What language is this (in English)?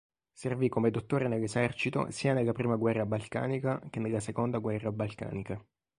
Italian